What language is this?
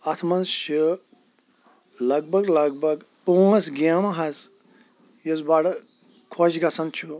Kashmiri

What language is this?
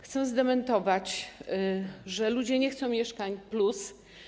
Polish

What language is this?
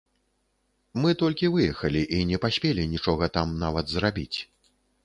Belarusian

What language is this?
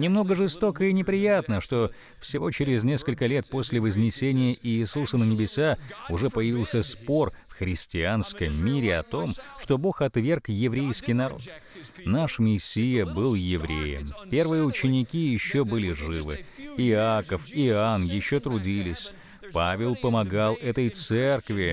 Russian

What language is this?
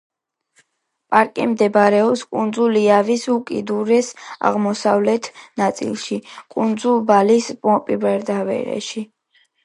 Georgian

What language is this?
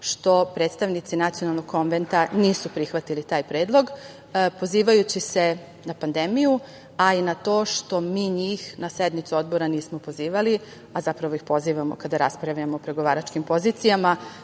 Serbian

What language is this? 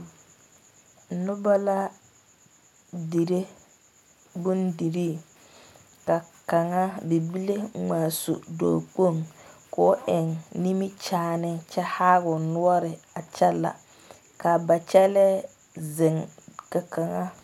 Southern Dagaare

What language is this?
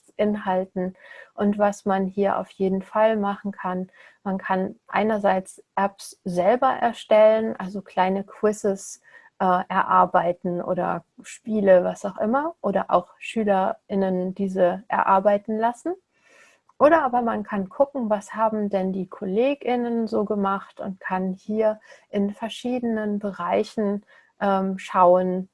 German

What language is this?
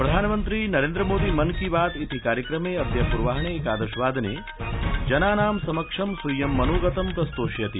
Sanskrit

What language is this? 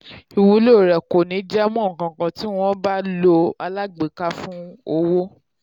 Yoruba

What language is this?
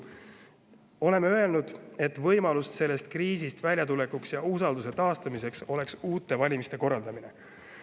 Estonian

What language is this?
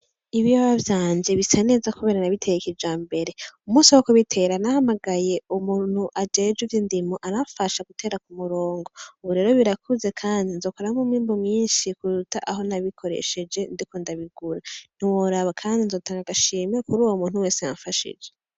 Rundi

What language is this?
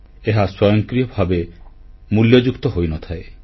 Odia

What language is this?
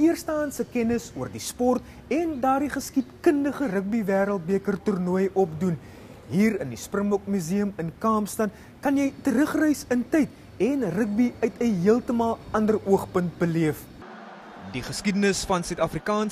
Dutch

